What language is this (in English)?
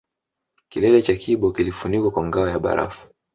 Swahili